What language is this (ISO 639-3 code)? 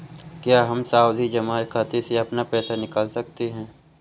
hin